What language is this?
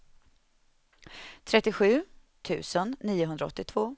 Swedish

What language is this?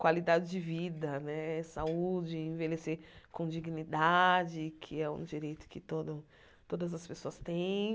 Portuguese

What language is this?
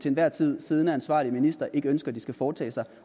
Danish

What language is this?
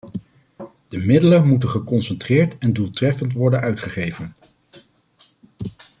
Dutch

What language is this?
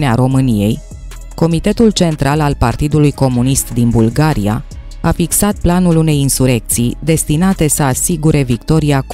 Romanian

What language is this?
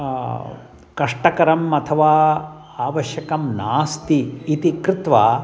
Sanskrit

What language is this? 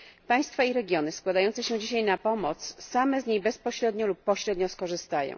Polish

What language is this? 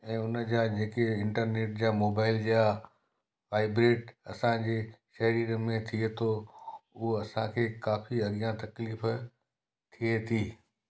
Sindhi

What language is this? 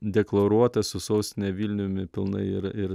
Lithuanian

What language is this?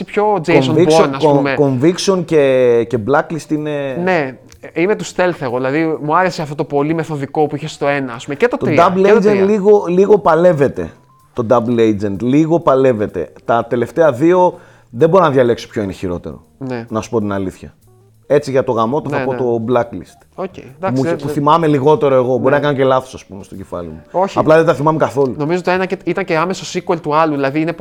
Greek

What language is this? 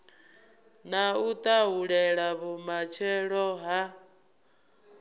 Venda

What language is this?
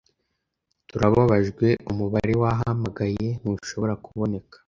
Kinyarwanda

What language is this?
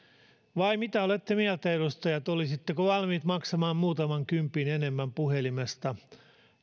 Finnish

